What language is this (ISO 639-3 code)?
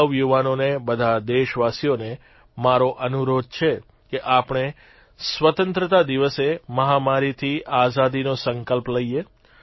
guj